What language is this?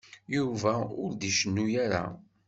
Kabyle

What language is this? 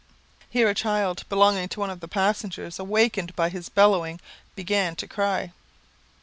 English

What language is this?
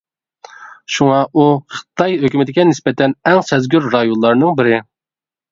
Uyghur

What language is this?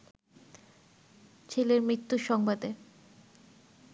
Bangla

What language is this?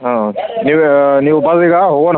Kannada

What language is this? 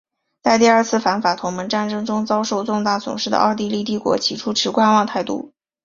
Chinese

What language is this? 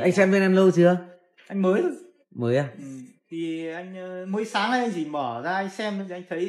Vietnamese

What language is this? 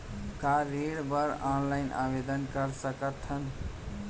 Chhattisgarhi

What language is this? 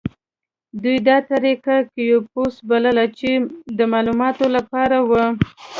Pashto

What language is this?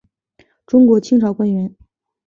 Chinese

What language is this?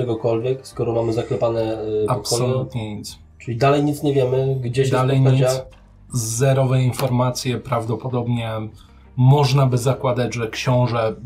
Polish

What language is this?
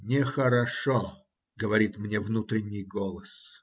Russian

